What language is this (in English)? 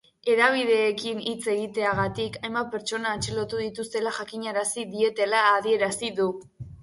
Basque